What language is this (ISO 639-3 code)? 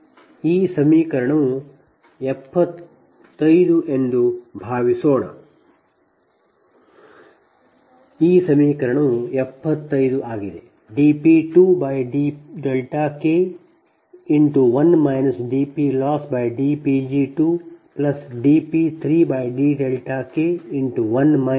kan